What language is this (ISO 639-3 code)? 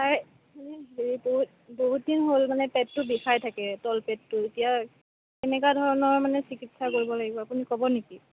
asm